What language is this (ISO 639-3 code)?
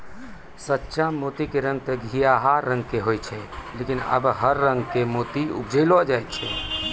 mai